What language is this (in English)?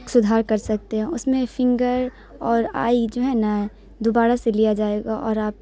Urdu